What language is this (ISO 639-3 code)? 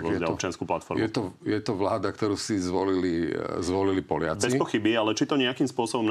slk